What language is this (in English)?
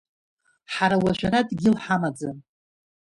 Abkhazian